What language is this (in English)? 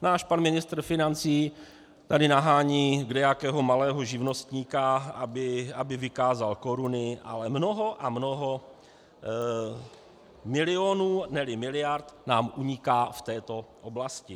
Czech